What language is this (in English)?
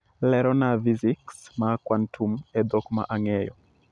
Luo (Kenya and Tanzania)